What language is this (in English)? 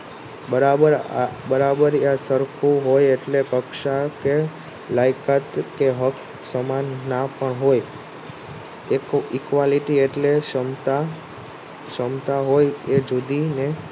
Gujarati